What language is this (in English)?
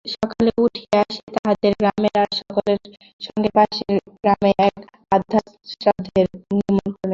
Bangla